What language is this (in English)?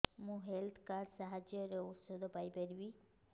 Odia